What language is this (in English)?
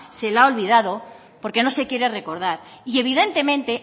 Spanish